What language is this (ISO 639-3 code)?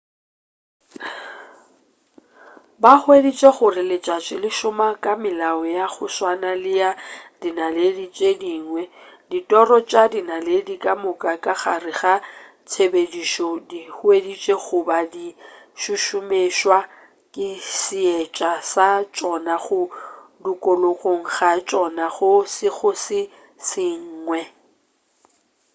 nso